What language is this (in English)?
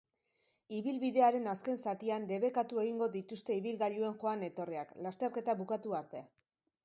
Basque